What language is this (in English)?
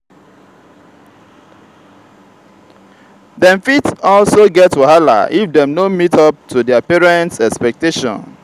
Nigerian Pidgin